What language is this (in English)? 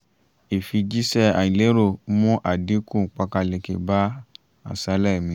Yoruba